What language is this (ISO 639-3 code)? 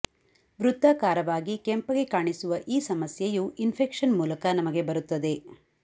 kan